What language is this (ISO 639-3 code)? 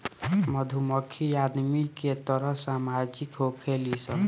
bho